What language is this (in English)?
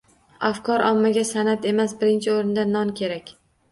Uzbek